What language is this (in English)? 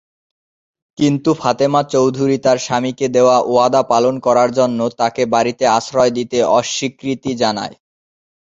Bangla